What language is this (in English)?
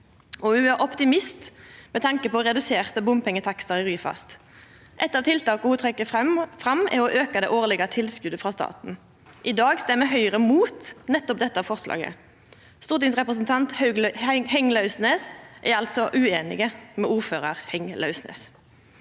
Norwegian